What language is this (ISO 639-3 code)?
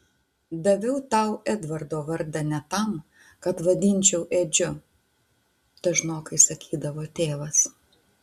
lit